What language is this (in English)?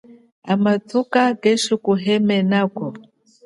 Chokwe